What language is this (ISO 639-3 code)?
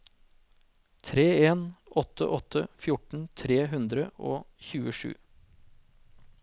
nor